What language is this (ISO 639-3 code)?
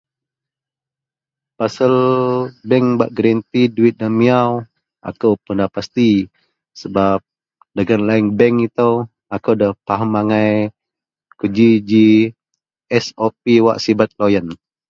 mel